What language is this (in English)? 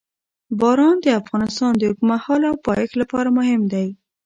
Pashto